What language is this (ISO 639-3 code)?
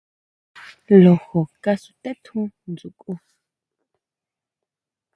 mau